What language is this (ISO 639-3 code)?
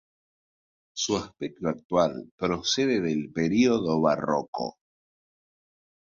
spa